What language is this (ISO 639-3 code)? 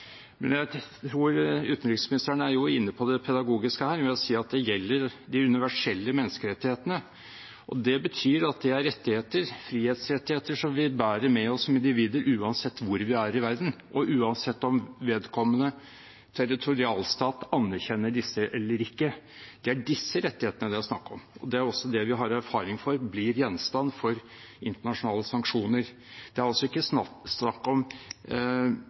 nob